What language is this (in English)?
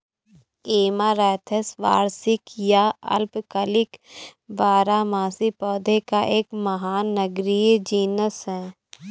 Hindi